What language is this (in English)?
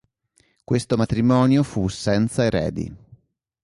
Italian